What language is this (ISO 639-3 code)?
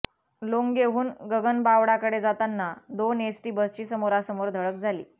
mar